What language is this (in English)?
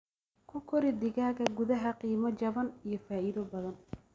Somali